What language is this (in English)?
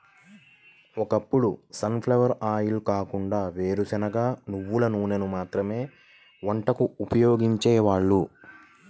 Telugu